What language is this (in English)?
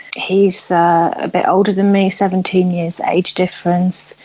English